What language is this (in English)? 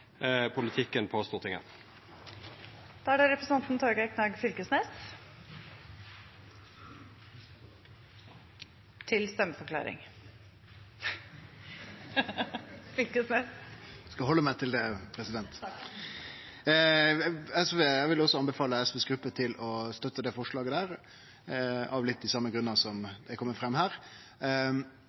Norwegian Nynorsk